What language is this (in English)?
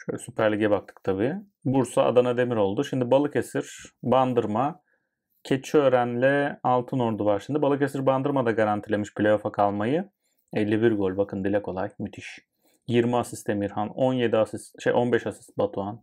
Turkish